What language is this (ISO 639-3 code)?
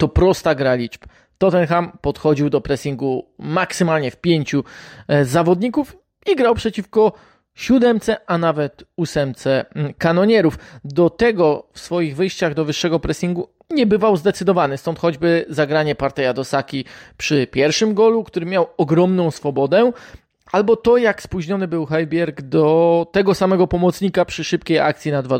pol